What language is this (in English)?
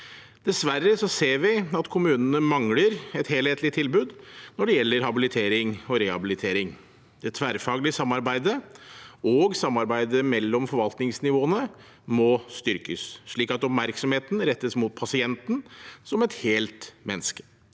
Norwegian